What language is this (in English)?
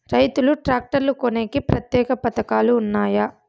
Telugu